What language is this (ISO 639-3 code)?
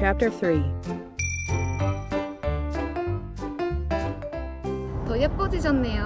kor